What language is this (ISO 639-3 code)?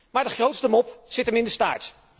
nld